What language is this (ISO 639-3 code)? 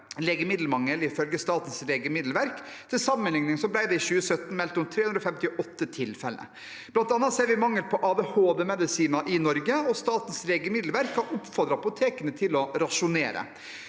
nor